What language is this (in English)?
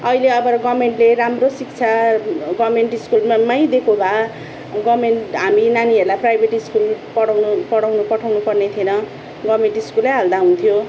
Nepali